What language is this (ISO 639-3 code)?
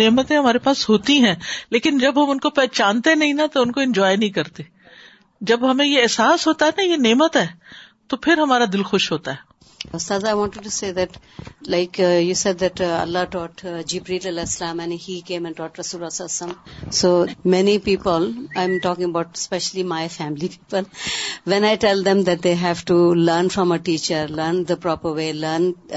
urd